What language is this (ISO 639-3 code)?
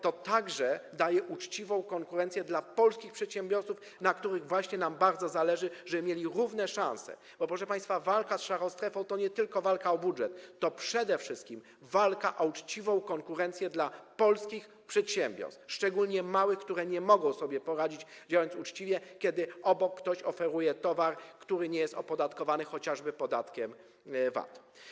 pol